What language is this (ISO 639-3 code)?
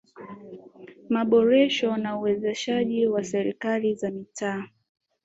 swa